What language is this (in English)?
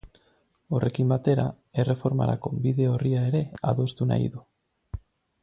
Basque